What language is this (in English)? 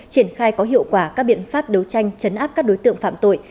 Vietnamese